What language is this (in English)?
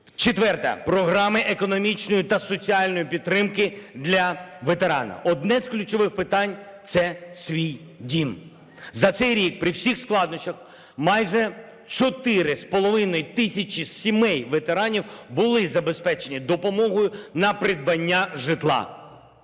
Ukrainian